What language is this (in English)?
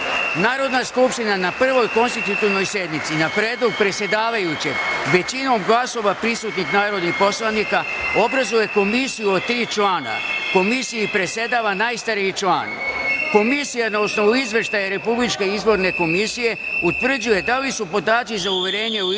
Serbian